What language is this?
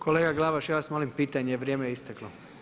Croatian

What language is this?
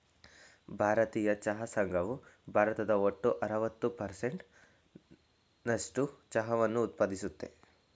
Kannada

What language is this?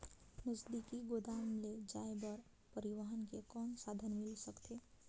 Chhattisgarhi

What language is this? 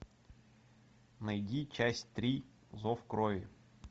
Russian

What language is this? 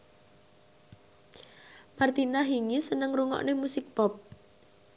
Javanese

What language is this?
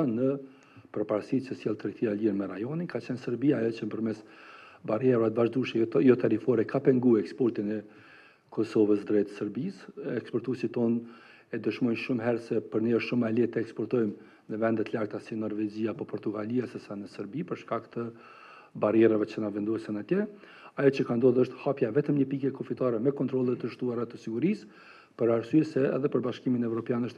Romanian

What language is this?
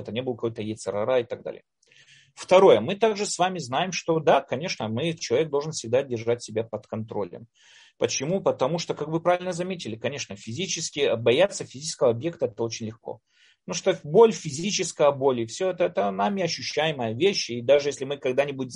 Russian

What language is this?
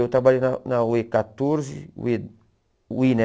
Portuguese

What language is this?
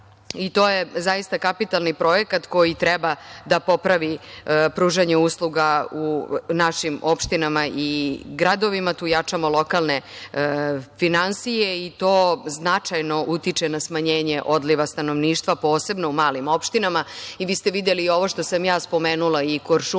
Serbian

